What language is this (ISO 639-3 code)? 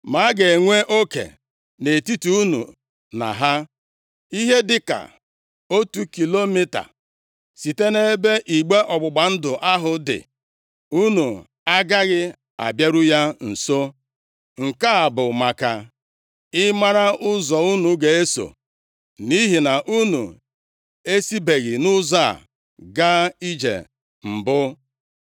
ibo